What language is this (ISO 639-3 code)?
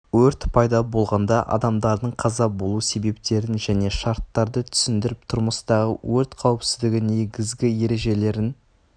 kaz